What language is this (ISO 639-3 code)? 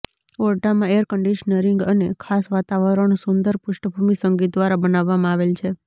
guj